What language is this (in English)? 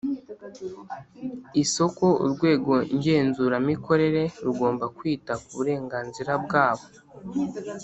Kinyarwanda